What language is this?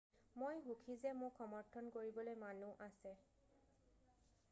Assamese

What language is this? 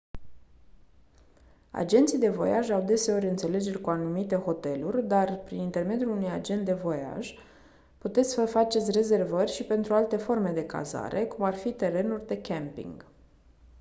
Romanian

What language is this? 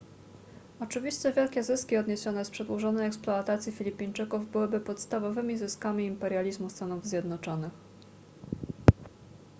Polish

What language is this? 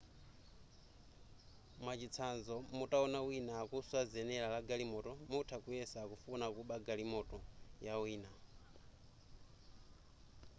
Nyanja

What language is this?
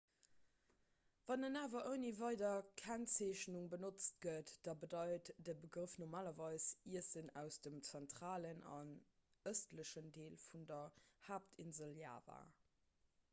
Luxembourgish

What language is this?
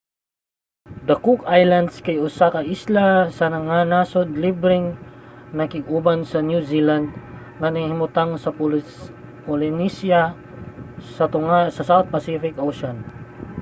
Cebuano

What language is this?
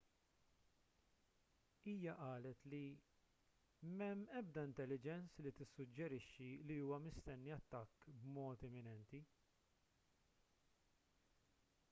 Maltese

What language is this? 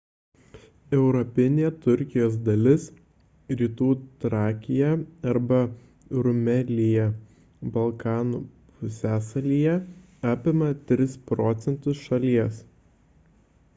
Lithuanian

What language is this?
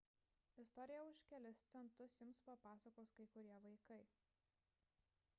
Lithuanian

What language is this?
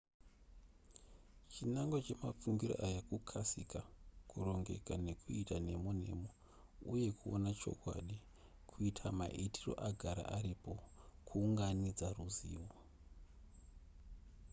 Shona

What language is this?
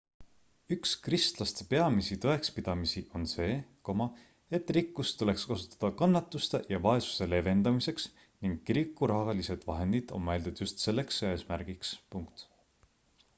Estonian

